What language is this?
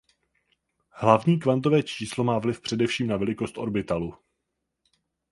Czech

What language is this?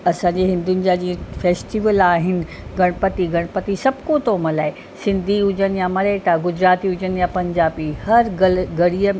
Sindhi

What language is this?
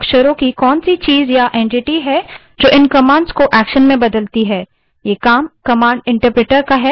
Hindi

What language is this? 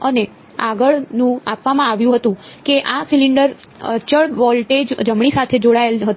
Gujarati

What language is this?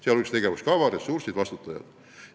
Estonian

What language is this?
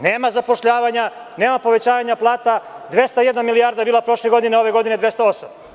Serbian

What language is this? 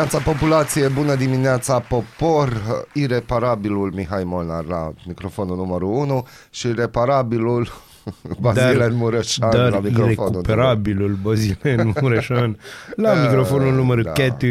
Romanian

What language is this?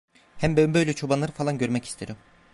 Turkish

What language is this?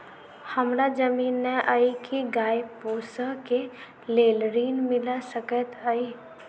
Maithili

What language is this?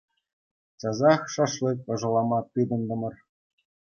Chuvash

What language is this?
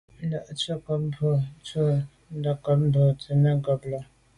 Medumba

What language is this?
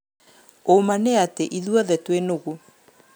Kikuyu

